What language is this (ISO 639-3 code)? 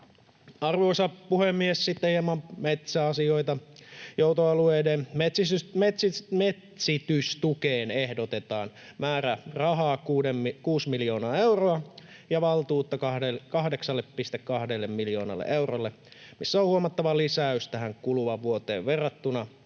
fin